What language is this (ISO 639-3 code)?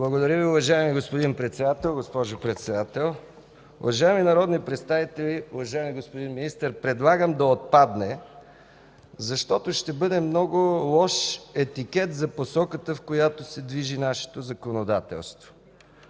bul